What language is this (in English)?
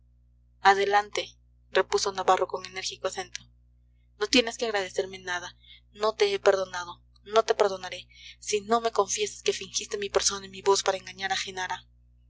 Spanish